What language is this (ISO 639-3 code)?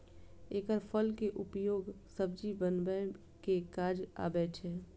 mai